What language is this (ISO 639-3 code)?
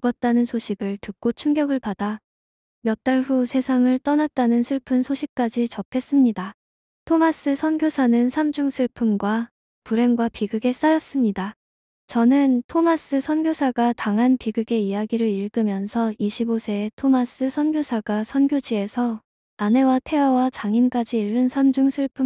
kor